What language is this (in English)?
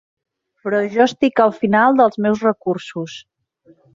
Catalan